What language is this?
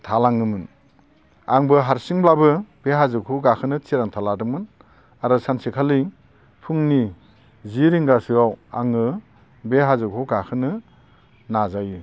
Bodo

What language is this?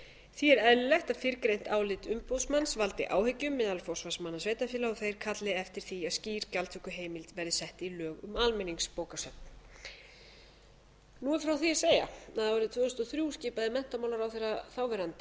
Icelandic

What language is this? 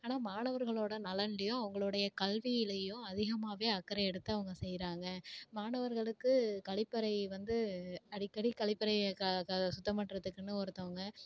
Tamil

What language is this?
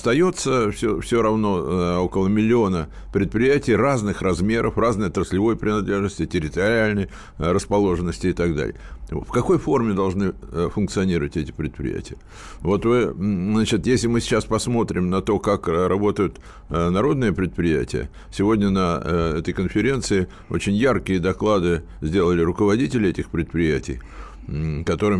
Russian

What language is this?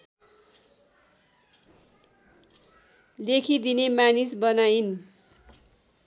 Nepali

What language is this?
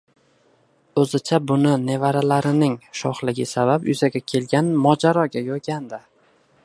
Uzbek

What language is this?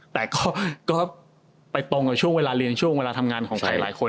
Thai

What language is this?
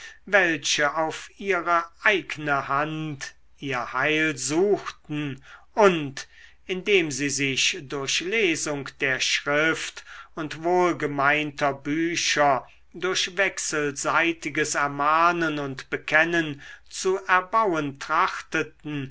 German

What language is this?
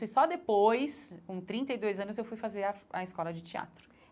Portuguese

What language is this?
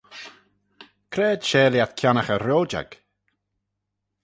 Manx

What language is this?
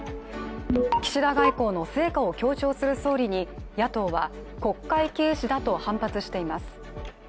Japanese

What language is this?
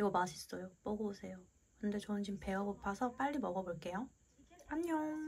Korean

